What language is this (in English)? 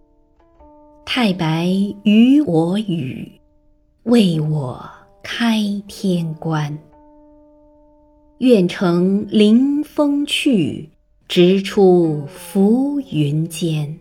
Chinese